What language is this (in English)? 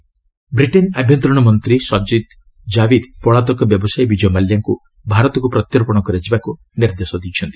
Odia